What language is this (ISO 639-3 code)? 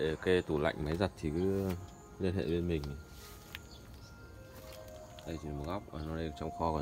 vie